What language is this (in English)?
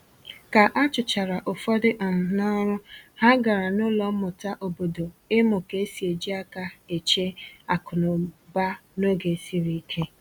Igbo